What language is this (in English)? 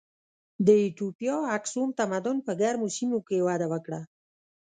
Pashto